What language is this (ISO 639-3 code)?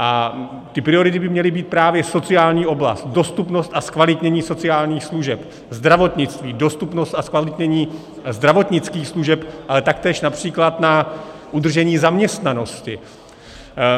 ces